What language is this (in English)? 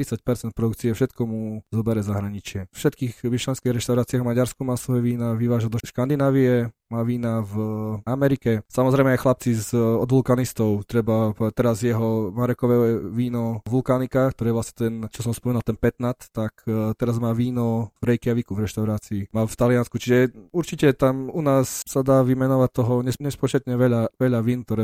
Slovak